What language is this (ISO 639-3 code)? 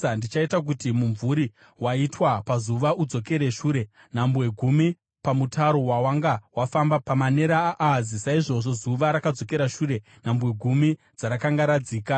sna